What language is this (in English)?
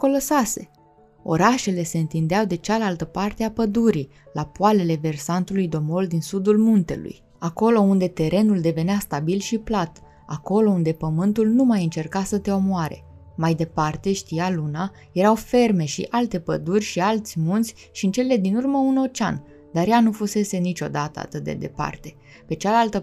Romanian